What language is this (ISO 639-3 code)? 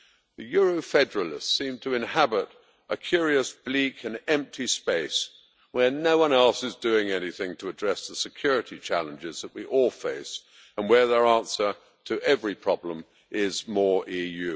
eng